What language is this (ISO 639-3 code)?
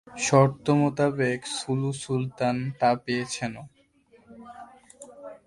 ben